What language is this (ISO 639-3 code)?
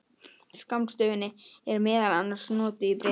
isl